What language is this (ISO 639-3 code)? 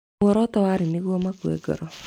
kik